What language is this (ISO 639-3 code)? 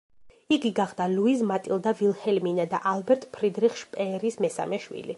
kat